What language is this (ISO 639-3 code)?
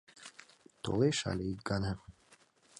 chm